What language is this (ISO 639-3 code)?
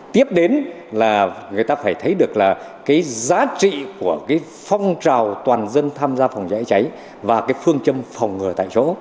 vie